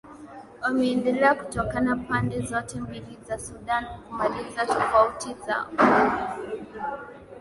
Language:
Swahili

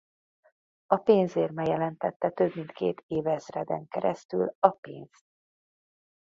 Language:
Hungarian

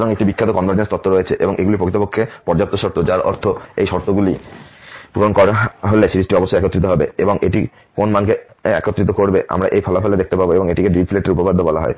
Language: Bangla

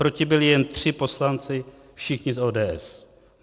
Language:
Czech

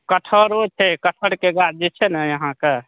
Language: Maithili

